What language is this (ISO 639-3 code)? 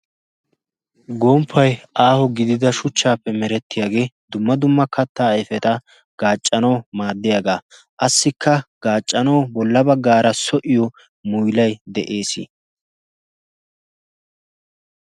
wal